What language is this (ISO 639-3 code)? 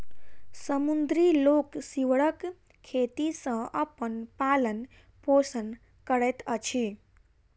mai